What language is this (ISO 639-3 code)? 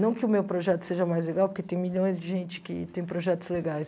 por